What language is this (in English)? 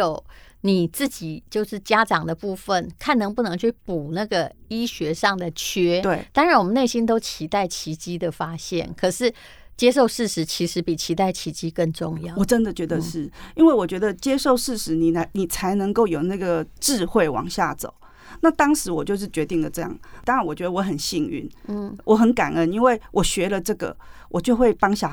Chinese